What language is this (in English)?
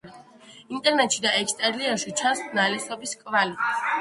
Georgian